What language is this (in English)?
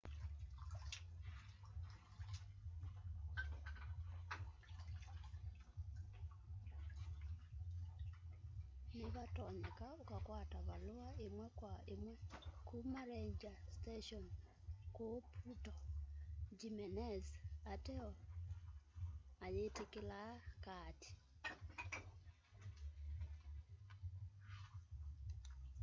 Kamba